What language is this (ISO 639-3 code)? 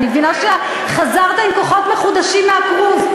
heb